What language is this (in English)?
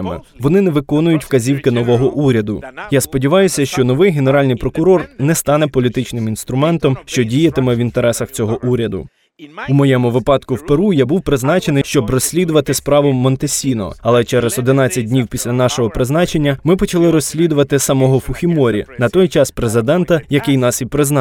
Ukrainian